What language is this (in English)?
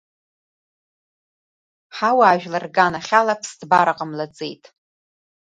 Abkhazian